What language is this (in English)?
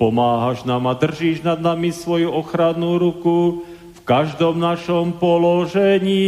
Slovak